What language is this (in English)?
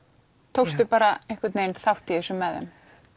Icelandic